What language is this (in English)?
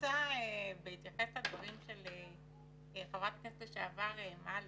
Hebrew